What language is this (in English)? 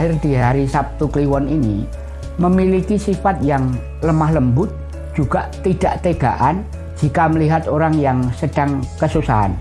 Indonesian